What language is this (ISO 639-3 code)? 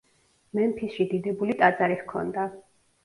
kat